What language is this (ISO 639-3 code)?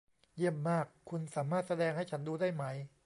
tha